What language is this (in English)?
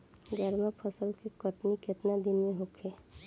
Bhojpuri